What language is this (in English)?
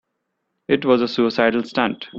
English